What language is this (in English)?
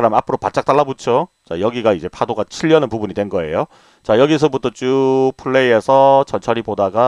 Korean